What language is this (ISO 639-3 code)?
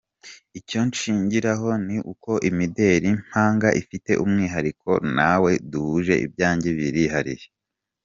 kin